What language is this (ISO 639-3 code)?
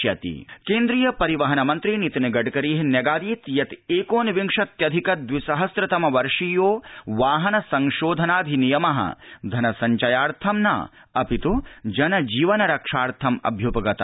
san